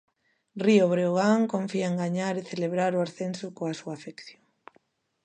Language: Galician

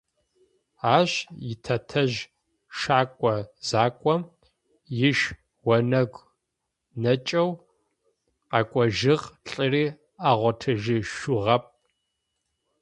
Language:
Adyghe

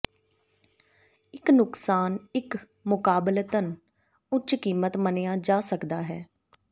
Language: Punjabi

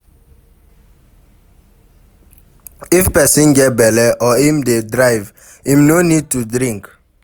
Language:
Nigerian Pidgin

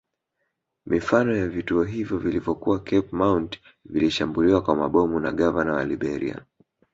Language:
Swahili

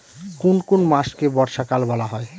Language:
Bangla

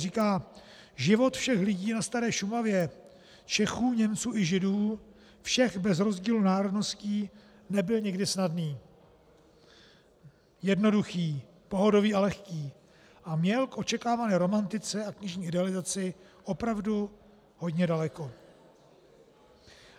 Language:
Czech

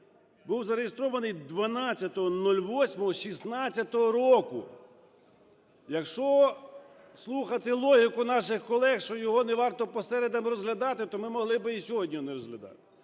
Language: Ukrainian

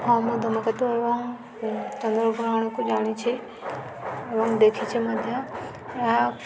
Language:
Odia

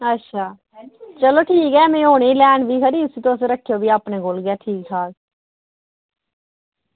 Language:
Dogri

